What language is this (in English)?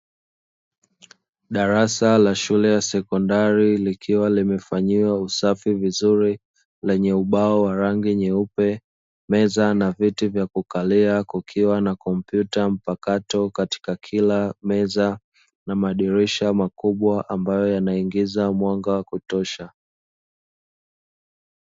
Swahili